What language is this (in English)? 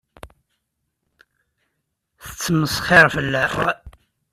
Kabyle